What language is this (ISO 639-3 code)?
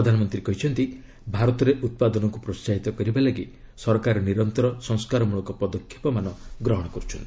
ori